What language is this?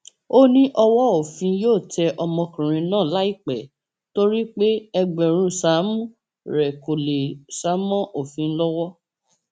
Yoruba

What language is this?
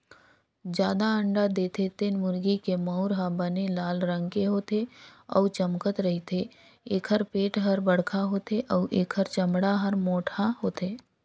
Chhattisgarhi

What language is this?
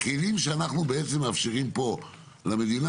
Hebrew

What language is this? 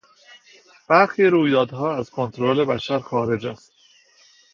Persian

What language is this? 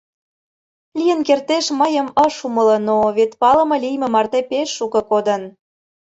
Mari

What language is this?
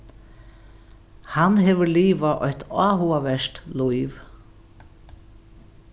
Faroese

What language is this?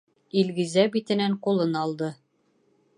Bashkir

